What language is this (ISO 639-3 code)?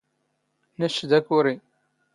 zgh